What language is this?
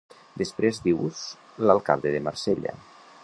Catalan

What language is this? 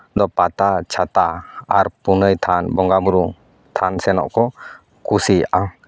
Santali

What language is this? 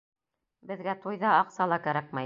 Bashkir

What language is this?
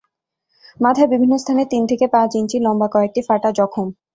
Bangla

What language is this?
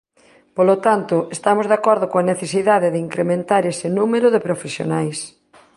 Galician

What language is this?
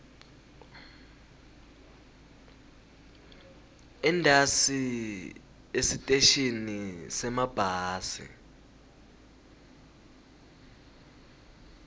Swati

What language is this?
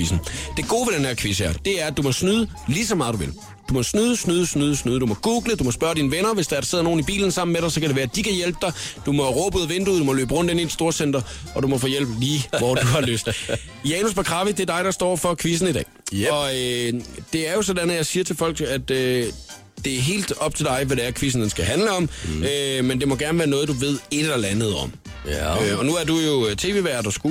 Danish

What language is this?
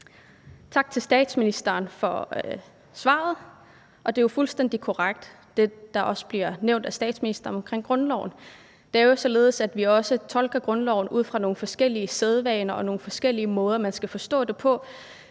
Danish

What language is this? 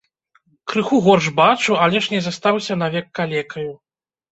Belarusian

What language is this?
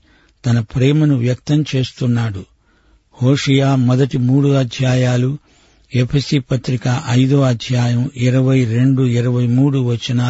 Telugu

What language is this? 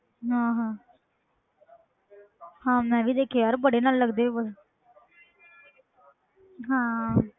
Punjabi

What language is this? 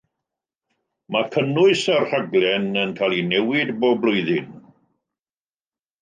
Welsh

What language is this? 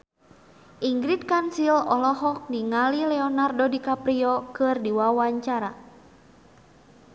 Sundanese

